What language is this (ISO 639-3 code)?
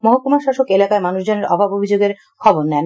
ben